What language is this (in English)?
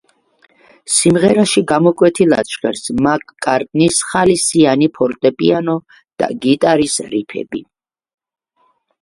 Georgian